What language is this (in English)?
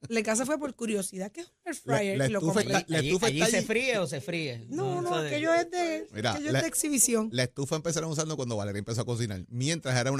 Spanish